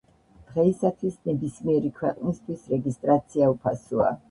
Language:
Georgian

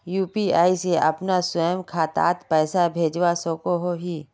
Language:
Magahi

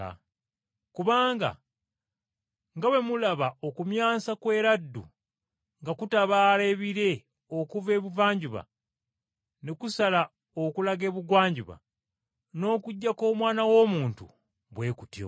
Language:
Ganda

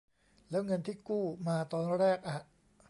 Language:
Thai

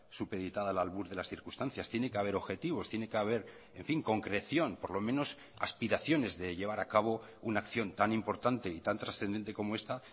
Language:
Spanish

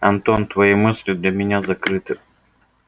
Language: Russian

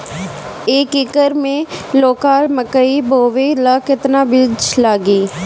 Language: Bhojpuri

